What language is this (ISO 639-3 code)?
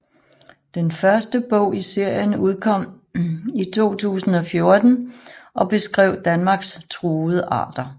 dan